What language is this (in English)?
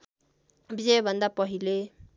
Nepali